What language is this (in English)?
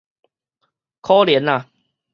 Min Nan Chinese